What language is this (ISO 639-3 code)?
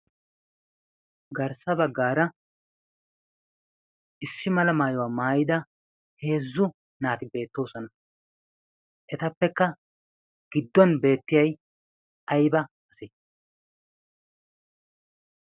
wal